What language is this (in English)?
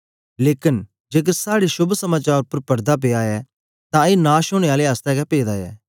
Dogri